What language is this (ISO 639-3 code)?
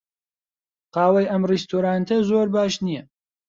ckb